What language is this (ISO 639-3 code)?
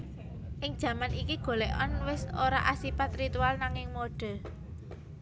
jav